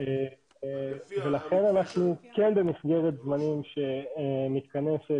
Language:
Hebrew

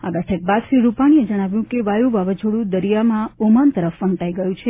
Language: Gujarati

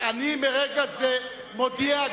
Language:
Hebrew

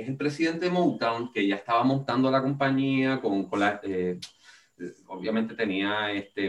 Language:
Spanish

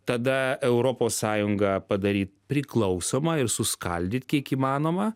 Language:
Lithuanian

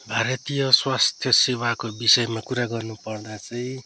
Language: Nepali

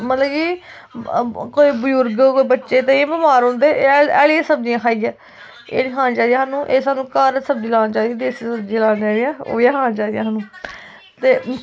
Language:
Dogri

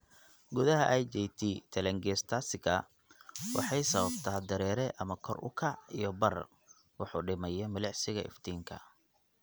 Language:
Somali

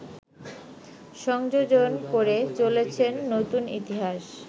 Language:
Bangla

